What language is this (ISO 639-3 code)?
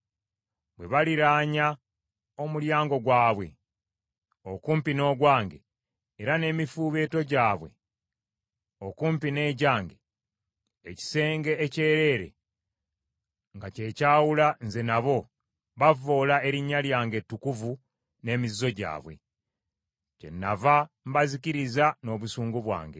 lug